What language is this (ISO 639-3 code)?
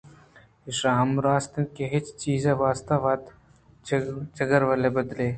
bgp